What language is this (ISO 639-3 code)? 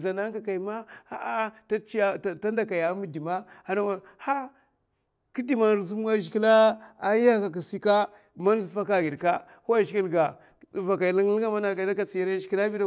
maf